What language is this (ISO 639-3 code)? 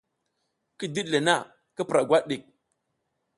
giz